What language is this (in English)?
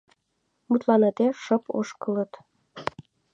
Mari